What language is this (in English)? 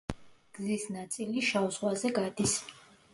Georgian